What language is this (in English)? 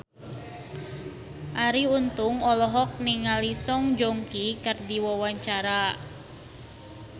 Sundanese